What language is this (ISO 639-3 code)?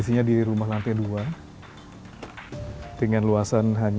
ind